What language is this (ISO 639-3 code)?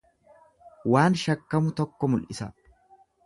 orm